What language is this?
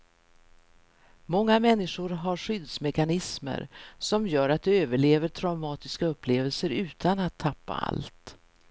Swedish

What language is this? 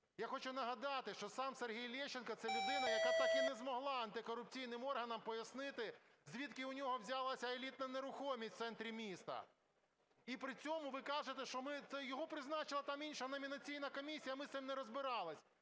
Ukrainian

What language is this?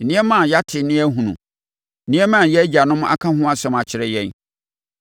Akan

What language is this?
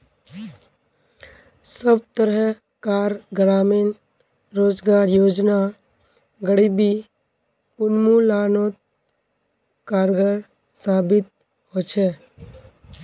Magahi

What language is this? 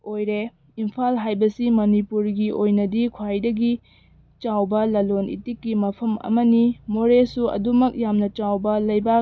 Manipuri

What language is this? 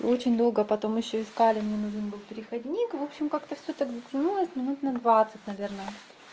Russian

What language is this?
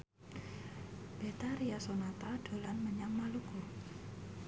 Javanese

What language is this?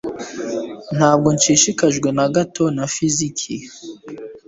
Kinyarwanda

